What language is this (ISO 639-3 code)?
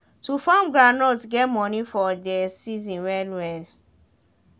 pcm